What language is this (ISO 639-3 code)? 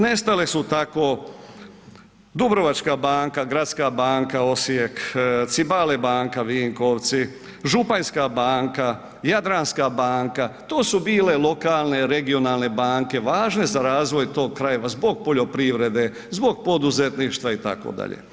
hrv